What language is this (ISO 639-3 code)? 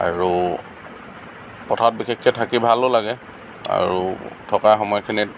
asm